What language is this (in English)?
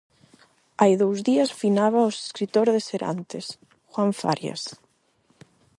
Galician